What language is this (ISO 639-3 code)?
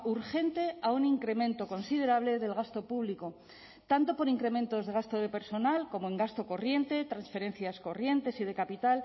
spa